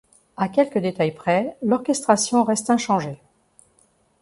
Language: French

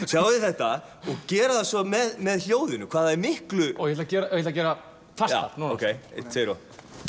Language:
Icelandic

